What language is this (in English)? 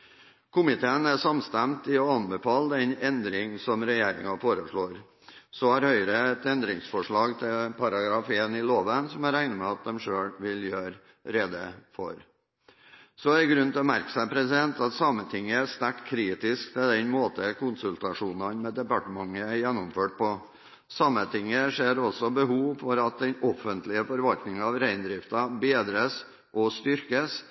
Norwegian Bokmål